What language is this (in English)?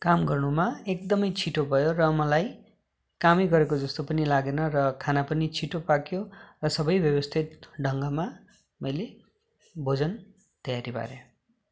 Nepali